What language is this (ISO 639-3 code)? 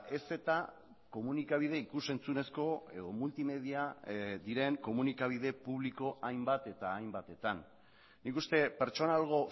eus